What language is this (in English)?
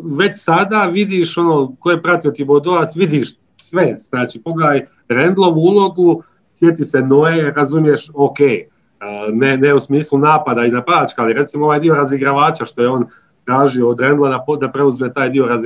Croatian